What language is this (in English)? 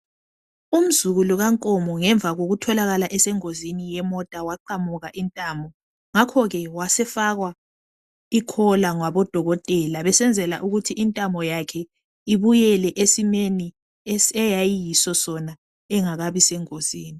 North Ndebele